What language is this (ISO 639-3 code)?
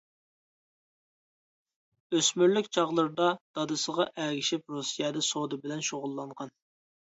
uig